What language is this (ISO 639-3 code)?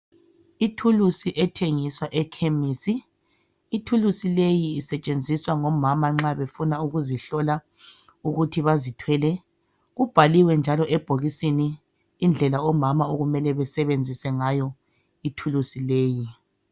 nde